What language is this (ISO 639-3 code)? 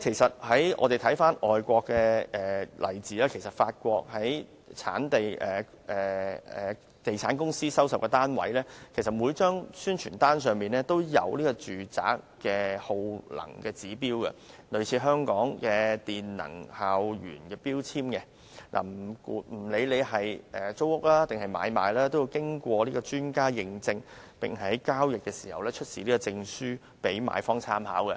yue